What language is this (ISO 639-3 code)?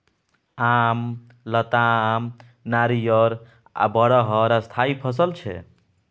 mai